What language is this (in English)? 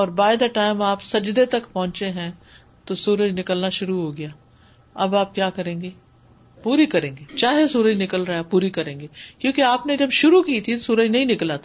Urdu